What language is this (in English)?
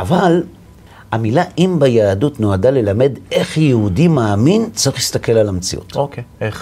Hebrew